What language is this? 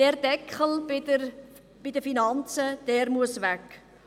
Swiss German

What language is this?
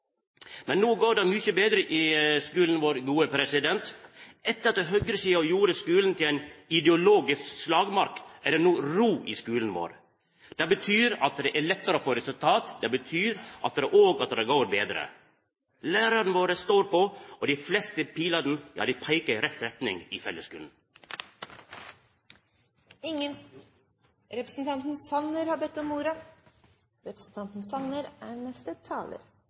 Norwegian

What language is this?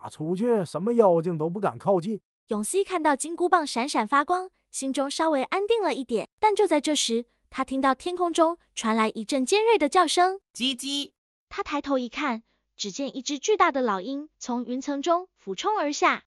Chinese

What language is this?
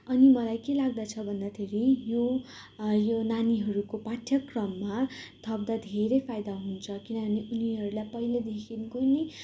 Nepali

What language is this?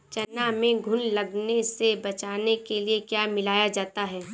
Hindi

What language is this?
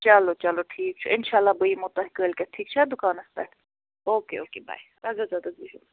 Kashmiri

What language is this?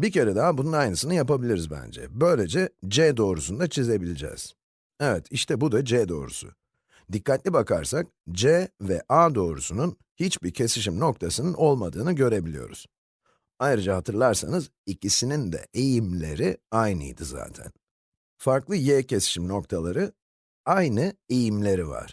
Turkish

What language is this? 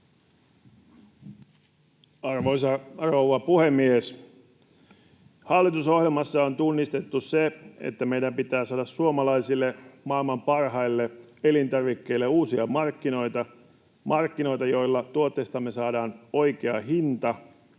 Finnish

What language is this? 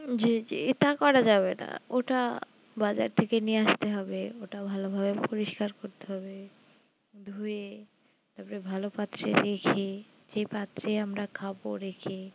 Bangla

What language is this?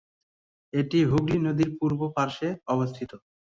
Bangla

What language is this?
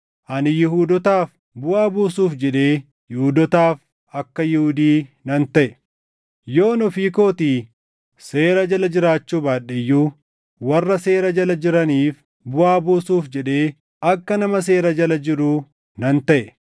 Oromo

